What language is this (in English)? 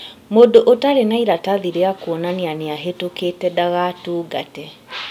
Kikuyu